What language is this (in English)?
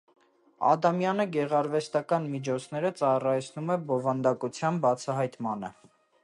Armenian